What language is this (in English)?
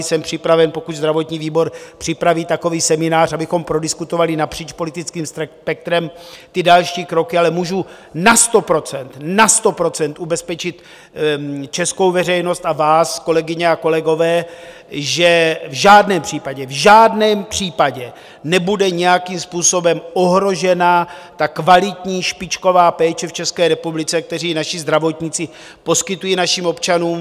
Czech